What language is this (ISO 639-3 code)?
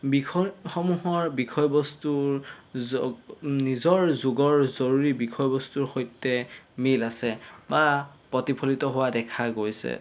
asm